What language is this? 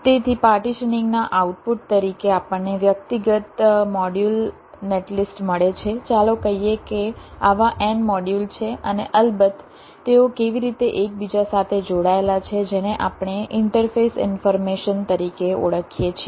Gujarati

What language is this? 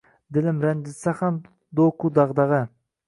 Uzbek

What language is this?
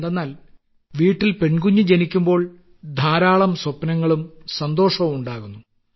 Malayalam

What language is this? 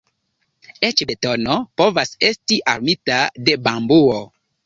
Esperanto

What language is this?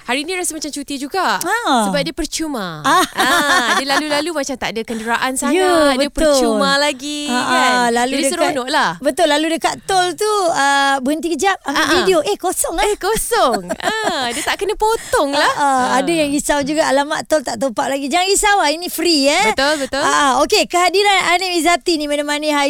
Malay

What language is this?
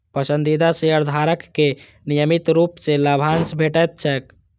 Maithili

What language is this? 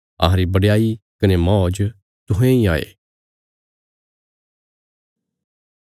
Bilaspuri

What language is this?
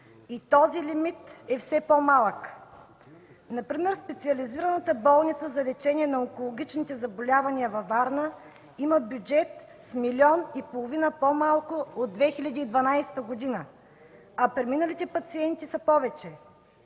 Bulgarian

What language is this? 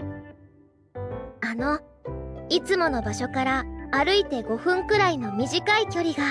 Japanese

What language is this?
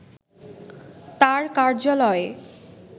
Bangla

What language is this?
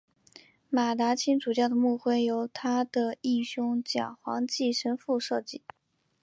Chinese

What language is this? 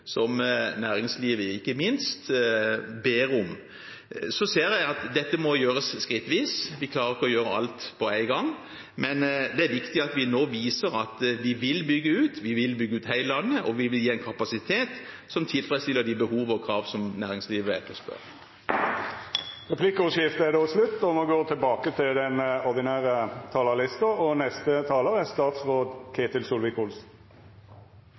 Norwegian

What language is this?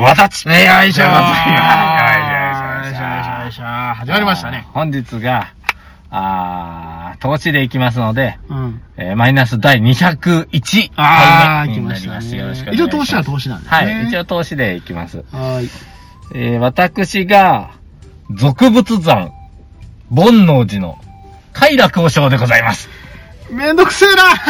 Japanese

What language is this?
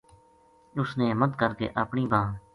Gujari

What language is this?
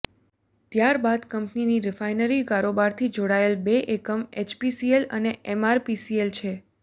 Gujarati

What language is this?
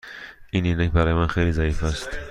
Persian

